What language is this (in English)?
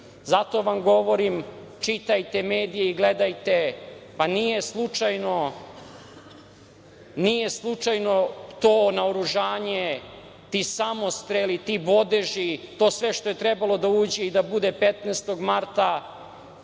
Serbian